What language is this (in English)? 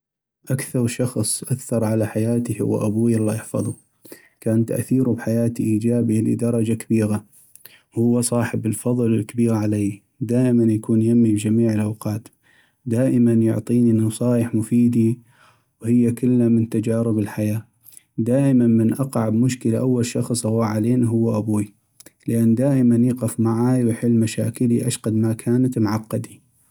North Mesopotamian Arabic